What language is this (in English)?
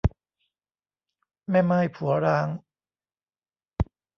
Thai